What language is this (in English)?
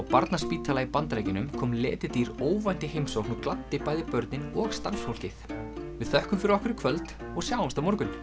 Icelandic